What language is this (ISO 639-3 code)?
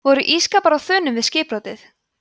isl